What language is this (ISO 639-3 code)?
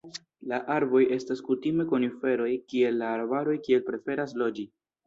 epo